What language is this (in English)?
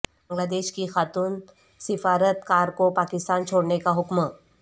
Urdu